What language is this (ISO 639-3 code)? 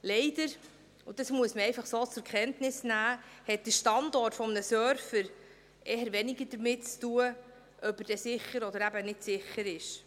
gsw